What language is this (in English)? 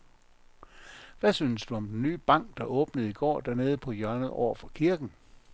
Danish